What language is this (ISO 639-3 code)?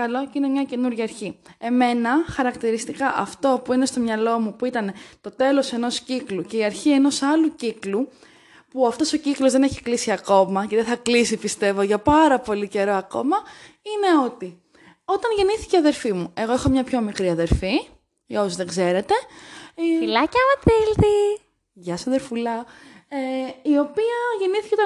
ell